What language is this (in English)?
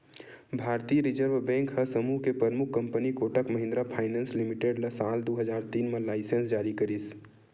Chhattisgarhi